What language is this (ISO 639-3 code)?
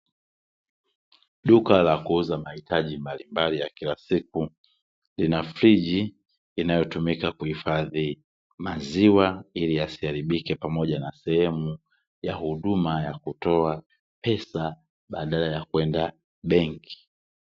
swa